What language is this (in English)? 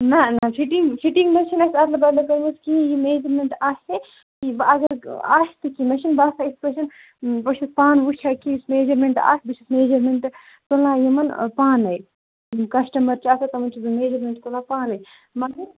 Kashmiri